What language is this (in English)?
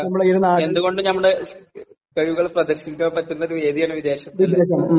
Malayalam